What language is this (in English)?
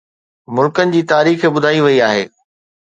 Sindhi